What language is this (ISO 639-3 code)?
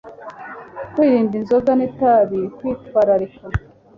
kin